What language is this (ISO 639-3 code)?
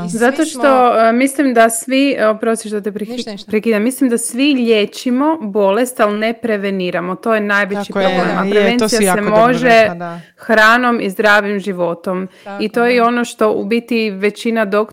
hrv